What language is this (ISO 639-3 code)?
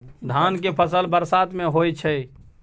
mai